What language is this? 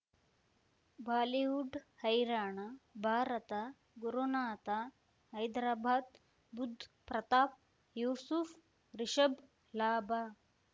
Kannada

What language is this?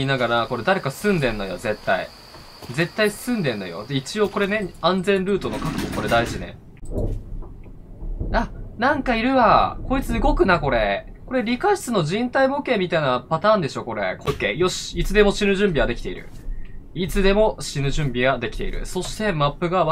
Japanese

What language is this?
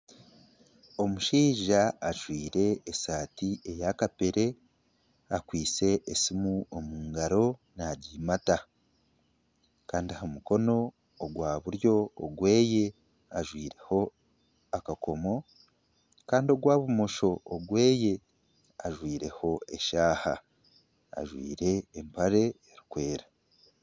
Nyankole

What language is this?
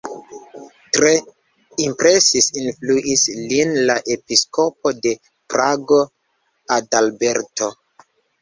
Esperanto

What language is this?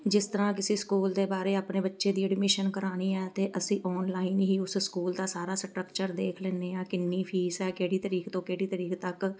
Punjabi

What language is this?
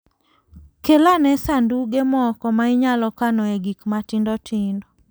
Luo (Kenya and Tanzania)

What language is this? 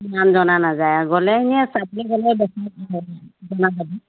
Assamese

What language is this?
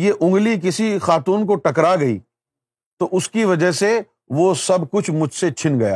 Urdu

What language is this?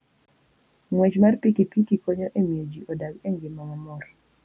Luo (Kenya and Tanzania)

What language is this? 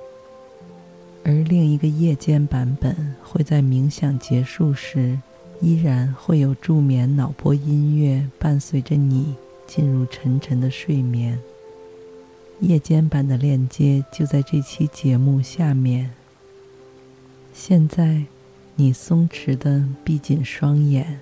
Chinese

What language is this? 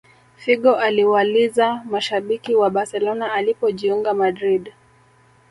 Swahili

